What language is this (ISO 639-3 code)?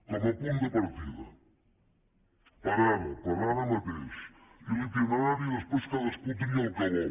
cat